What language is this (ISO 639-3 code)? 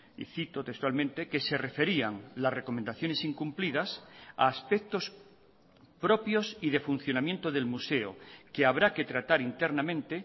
spa